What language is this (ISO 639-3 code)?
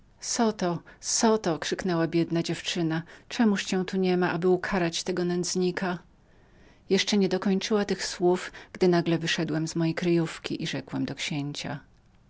pol